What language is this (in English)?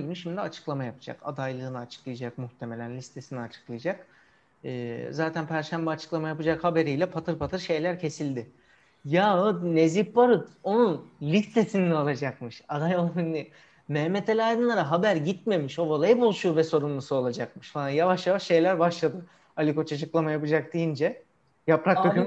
Turkish